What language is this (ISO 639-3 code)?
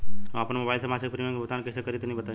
bho